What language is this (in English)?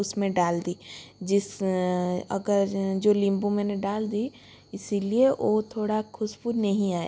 Hindi